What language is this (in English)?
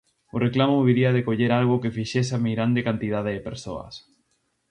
Galician